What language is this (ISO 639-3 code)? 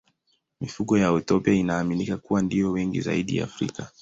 swa